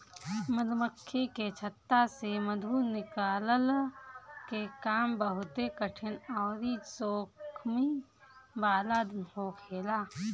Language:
Bhojpuri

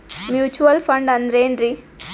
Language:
Kannada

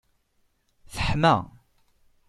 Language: Kabyle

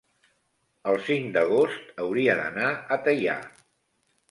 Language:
Catalan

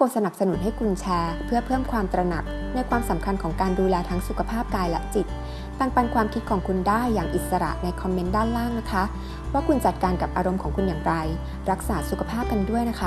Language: Thai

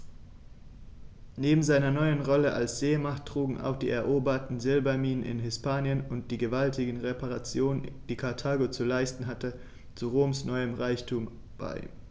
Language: German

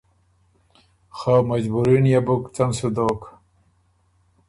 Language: Ormuri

